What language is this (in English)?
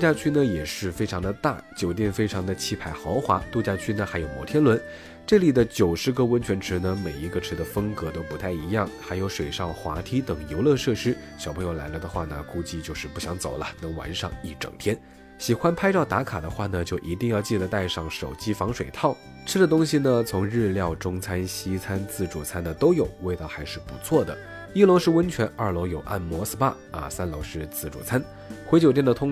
Chinese